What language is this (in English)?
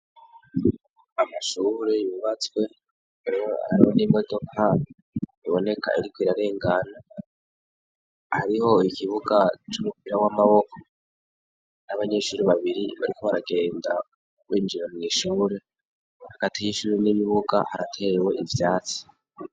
Rundi